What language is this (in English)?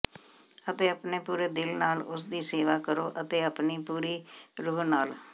Punjabi